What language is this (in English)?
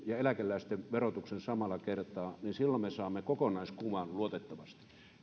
Finnish